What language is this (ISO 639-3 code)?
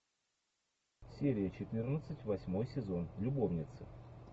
rus